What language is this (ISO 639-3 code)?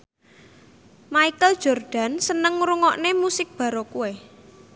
jav